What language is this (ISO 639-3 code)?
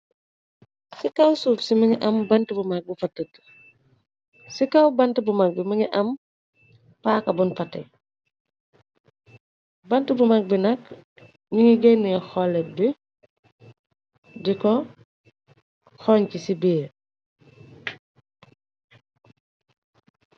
wol